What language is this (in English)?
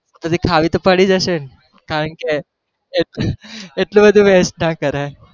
Gujarati